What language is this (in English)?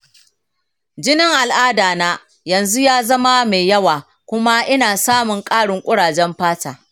Hausa